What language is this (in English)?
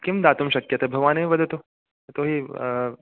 Sanskrit